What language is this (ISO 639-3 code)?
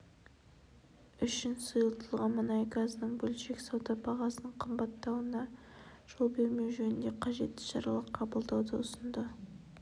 kaz